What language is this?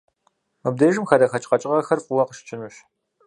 Kabardian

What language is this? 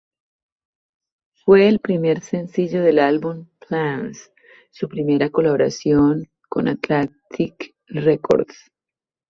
Spanish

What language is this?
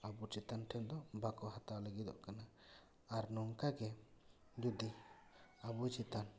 Santali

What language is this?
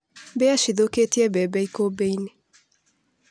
Kikuyu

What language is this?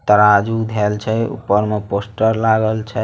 Magahi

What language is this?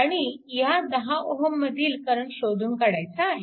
Marathi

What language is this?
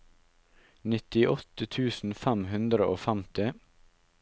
Norwegian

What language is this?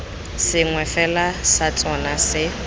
Tswana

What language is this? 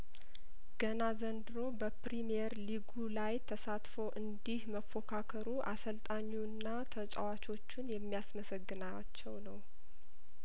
Amharic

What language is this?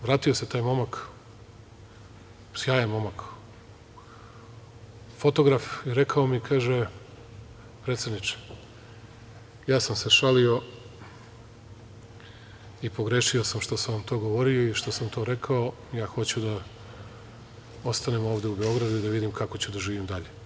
Serbian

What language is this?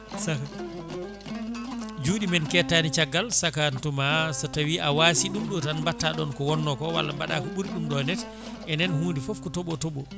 Fula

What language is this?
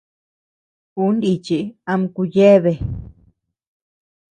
Tepeuxila Cuicatec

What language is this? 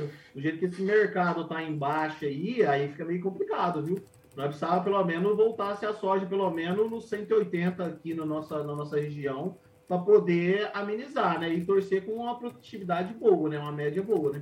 Portuguese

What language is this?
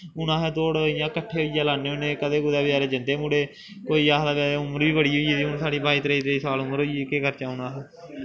Dogri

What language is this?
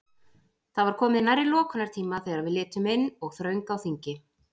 Icelandic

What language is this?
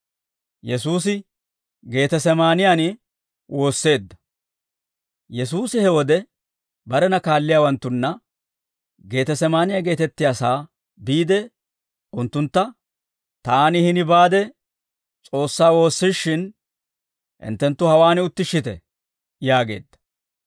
Dawro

